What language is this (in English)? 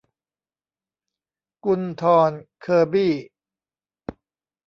Thai